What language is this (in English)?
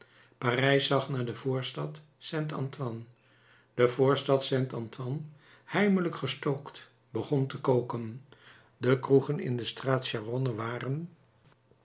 Dutch